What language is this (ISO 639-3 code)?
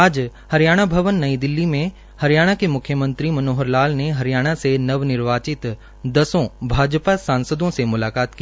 hin